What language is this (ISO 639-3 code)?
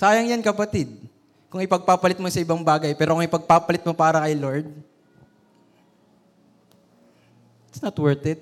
fil